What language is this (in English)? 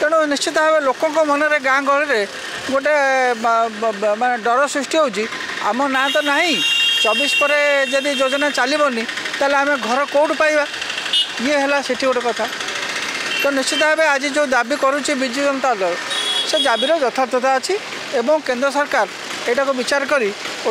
Indonesian